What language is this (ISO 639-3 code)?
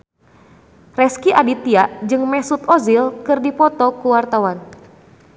sun